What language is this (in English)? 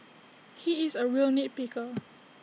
English